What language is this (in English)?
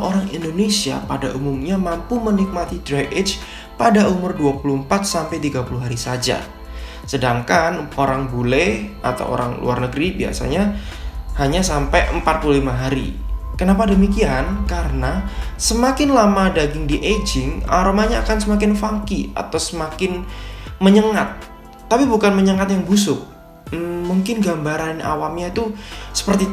Indonesian